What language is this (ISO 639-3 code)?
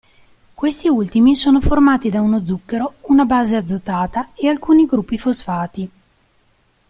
ita